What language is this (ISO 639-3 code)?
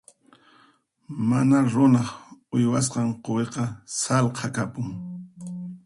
qxp